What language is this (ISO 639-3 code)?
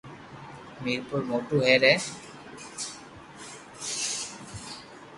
lrk